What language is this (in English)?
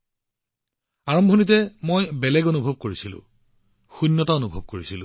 Assamese